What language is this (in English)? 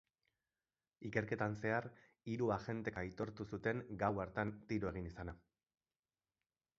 Basque